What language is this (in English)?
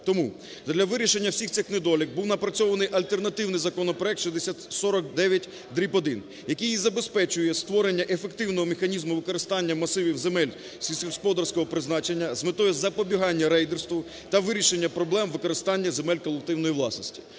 Ukrainian